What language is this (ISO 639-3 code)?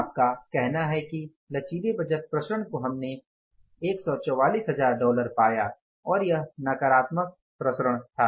hin